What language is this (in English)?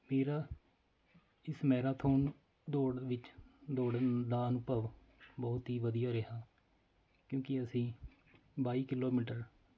Punjabi